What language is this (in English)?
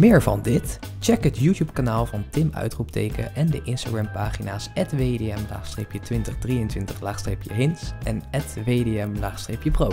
Dutch